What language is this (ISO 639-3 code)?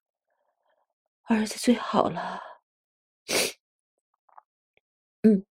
zho